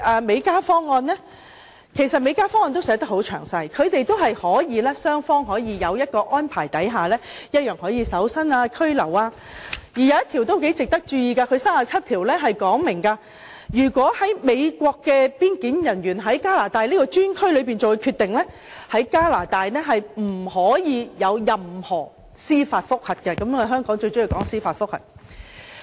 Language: Cantonese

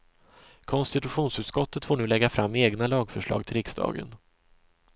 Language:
Swedish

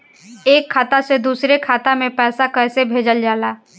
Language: Bhojpuri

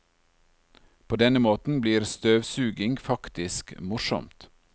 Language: Norwegian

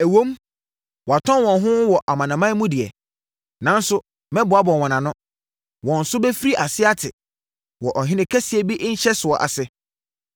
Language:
Akan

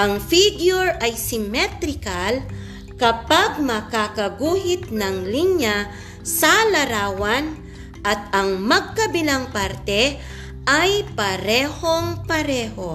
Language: Filipino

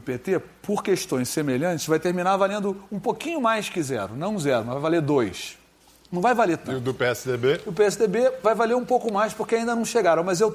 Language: Portuguese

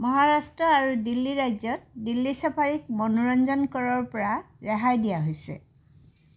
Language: Assamese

